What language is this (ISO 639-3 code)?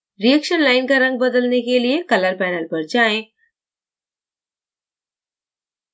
hin